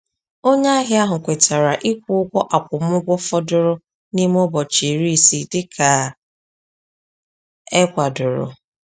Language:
Igbo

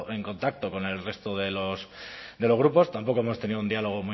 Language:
Spanish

